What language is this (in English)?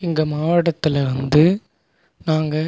Tamil